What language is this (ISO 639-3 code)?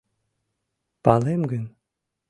chm